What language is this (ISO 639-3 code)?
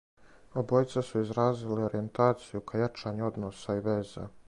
srp